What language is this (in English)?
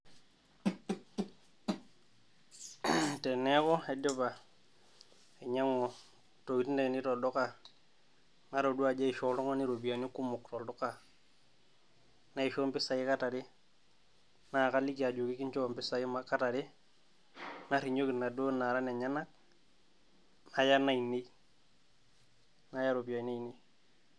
Masai